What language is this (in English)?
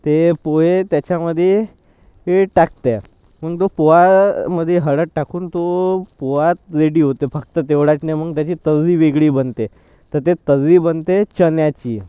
Marathi